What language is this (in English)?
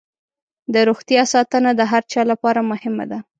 Pashto